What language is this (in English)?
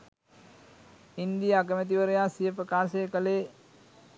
Sinhala